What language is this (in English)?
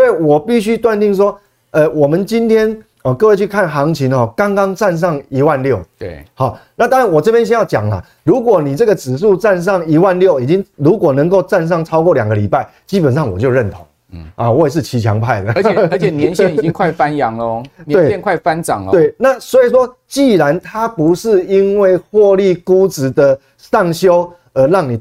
Chinese